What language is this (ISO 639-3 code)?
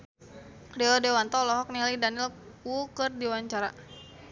sun